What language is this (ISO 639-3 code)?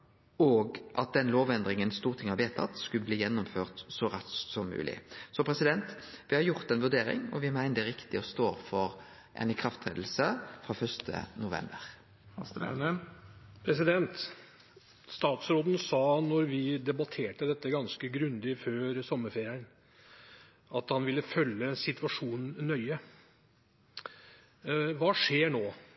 nor